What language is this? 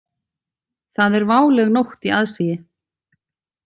Icelandic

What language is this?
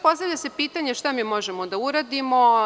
Serbian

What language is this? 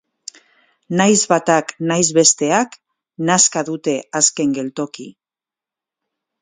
Basque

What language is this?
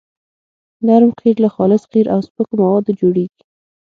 Pashto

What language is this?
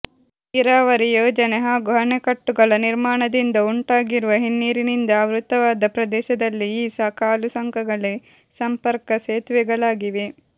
Kannada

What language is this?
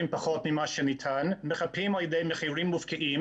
Hebrew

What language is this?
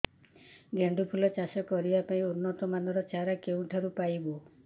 Odia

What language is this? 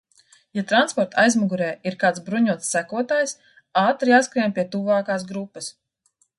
Latvian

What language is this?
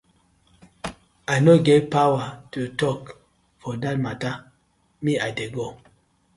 Nigerian Pidgin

